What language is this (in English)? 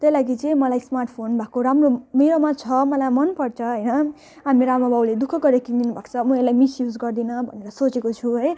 Nepali